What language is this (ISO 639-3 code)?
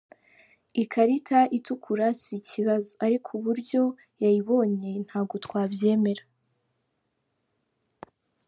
kin